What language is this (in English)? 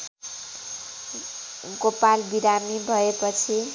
Nepali